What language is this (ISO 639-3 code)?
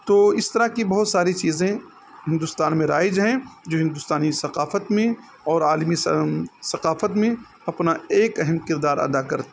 urd